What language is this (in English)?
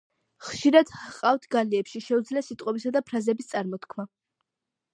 Georgian